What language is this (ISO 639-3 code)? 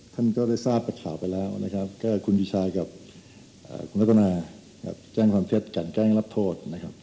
tha